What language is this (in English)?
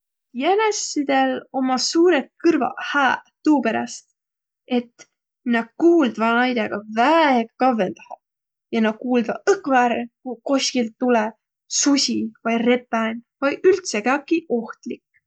Võro